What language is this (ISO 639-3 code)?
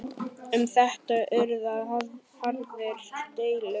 isl